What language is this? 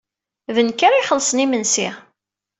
Kabyle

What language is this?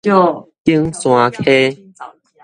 Min Nan Chinese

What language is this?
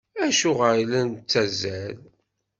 Kabyle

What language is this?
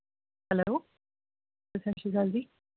Punjabi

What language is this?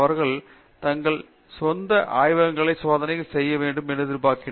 Tamil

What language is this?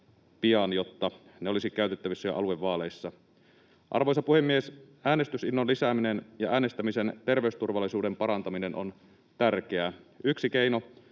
Finnish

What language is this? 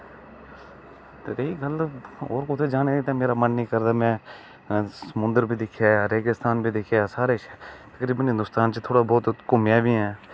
Dogri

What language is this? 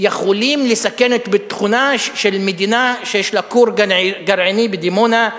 Hebrew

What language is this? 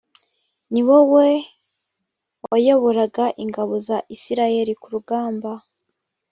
Kinyarwanda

